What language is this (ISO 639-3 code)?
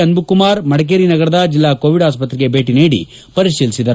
kan